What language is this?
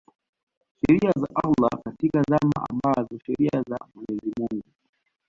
Swahili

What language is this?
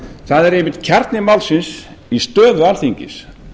Icelandic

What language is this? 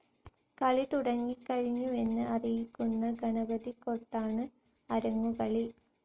Malayalam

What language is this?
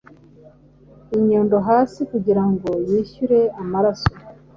Kinyarwanda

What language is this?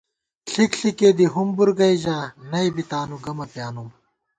Gawar-Bati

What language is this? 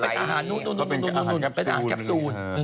Thai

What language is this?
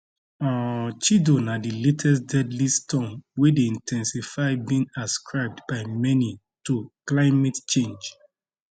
Nigerian Pidgin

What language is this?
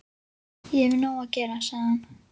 Icelandic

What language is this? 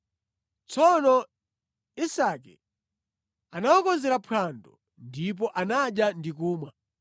Nyanja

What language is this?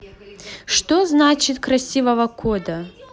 Russian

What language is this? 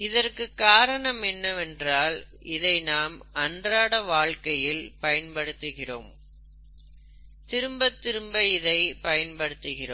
Tamil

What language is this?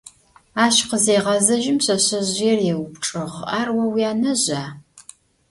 Adyghe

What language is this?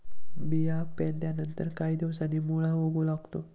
Marathi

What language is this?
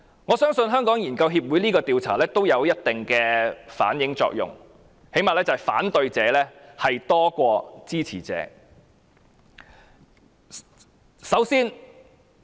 Cantonese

